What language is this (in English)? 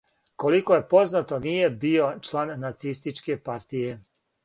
Serbian